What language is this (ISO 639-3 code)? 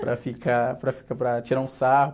por